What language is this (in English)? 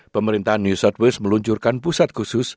Indonesian